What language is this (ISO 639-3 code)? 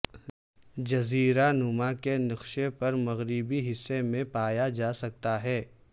urd